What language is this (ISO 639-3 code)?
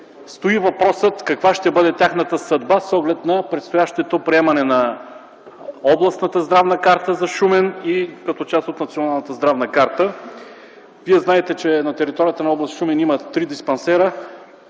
bul